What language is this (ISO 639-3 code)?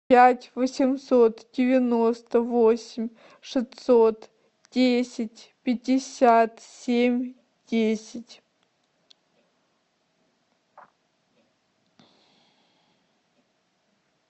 rus